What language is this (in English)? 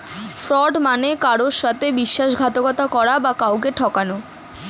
Bangla